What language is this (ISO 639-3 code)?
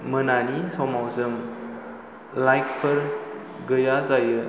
brx